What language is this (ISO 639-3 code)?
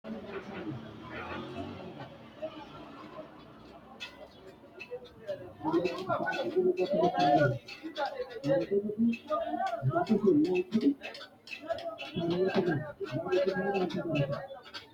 sid